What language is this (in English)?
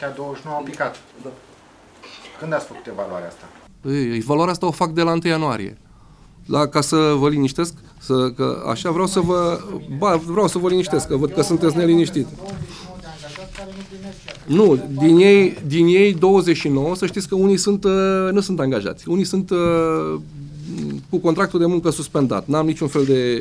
Romanian